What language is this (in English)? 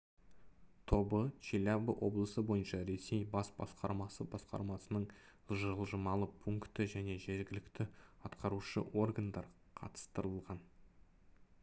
Kazakh